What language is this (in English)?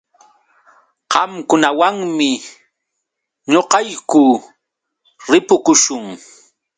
Yauyos Quechua